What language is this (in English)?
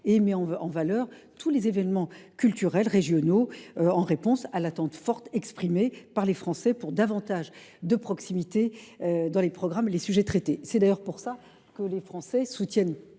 French